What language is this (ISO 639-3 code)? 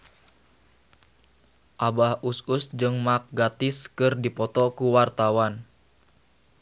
sun